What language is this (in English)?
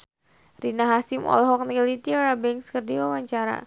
Sundanese